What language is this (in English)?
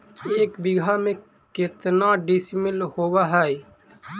Magahi